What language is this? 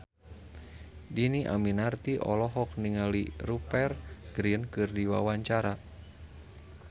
Sundanese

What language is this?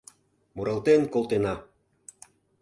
Mari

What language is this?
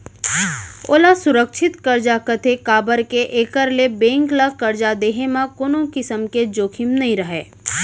Chhattisgarhi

